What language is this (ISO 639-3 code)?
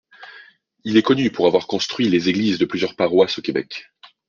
fra